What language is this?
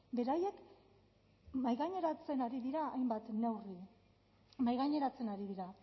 Basque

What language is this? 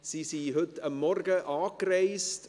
Swiss German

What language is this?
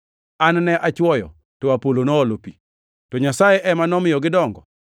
Luo (Kenya and Tanzania)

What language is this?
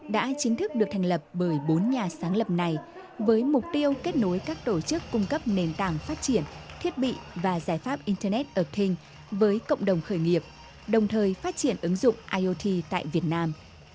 Vietnamese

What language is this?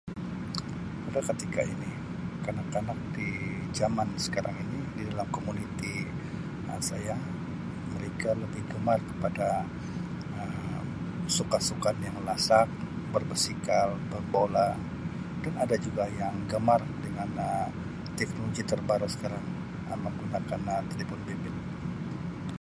Sabah Malay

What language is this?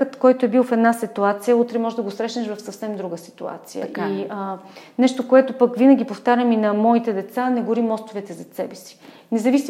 Bulgarian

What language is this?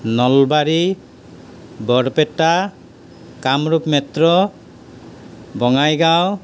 Assamese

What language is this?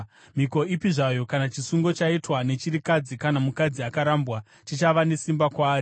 Shona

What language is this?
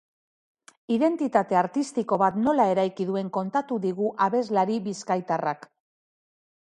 Basque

